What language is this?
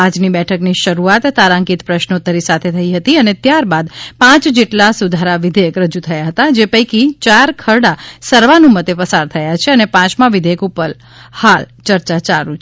Gujarati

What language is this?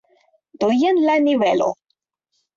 Esperanto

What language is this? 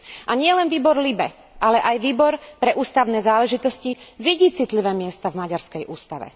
Slovak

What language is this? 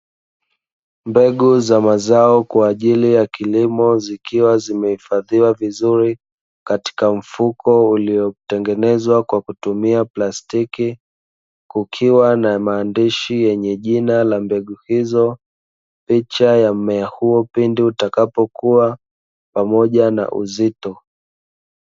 Swahili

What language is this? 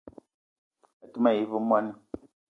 Eton (Cameroon)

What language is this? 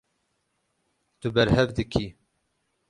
Kurdish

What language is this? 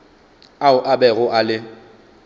Northern Sotho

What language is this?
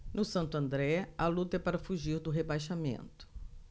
Portuguese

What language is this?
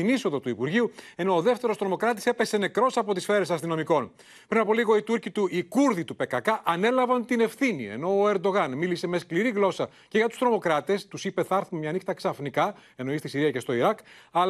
Greek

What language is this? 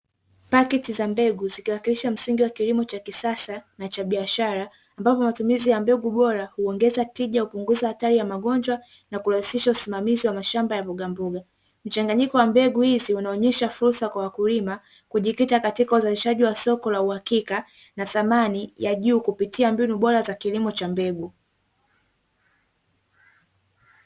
Swahili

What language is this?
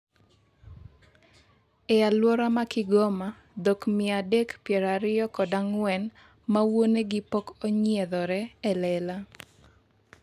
Luo (Kenya and Tanzania)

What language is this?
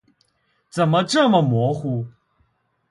Chinese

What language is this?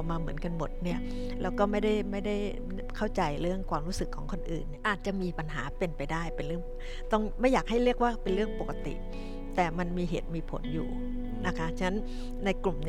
Thai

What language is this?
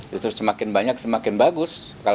Indonesian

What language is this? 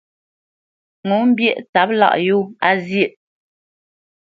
Bamenyam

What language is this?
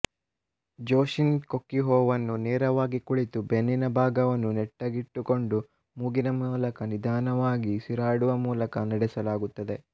Kannada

